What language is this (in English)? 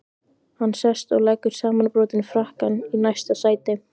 Icelandic